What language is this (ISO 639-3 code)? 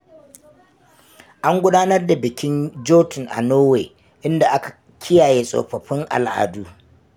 hau